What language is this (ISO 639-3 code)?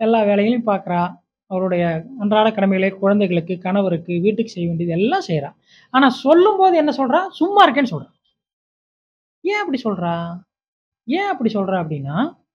tam